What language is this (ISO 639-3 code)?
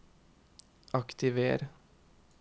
nor